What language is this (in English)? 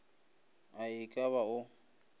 Northern Sotho